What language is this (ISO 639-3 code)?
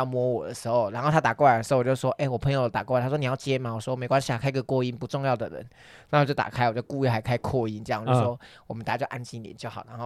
zho